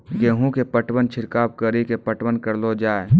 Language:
Maithili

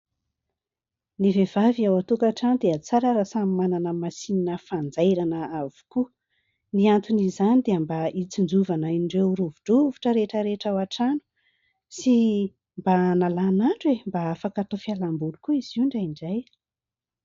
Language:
Malagasy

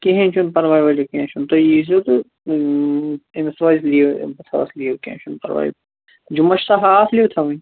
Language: Kashmiri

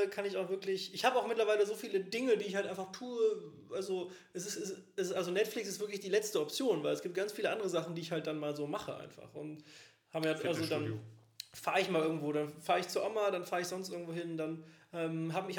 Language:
German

